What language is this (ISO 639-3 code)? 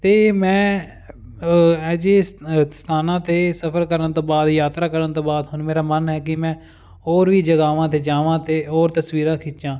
pan